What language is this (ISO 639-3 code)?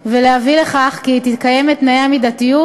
heb